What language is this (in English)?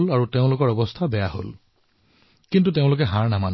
Assamese